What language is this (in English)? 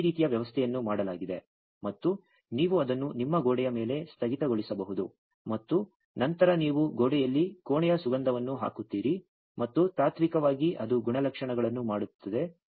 Kannada